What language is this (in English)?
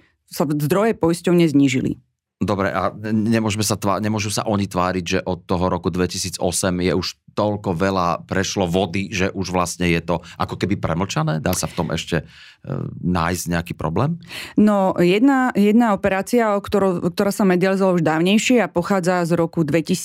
Slovak